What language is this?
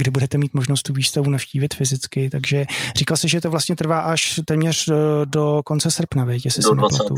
Czech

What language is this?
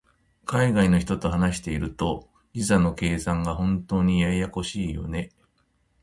Japanese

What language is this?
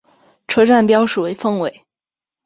Chinese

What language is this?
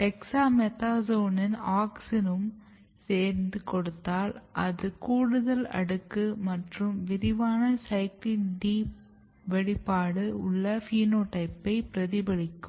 Tamil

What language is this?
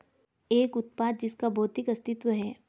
Hindi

